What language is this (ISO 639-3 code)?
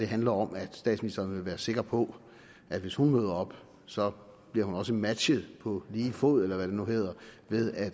dan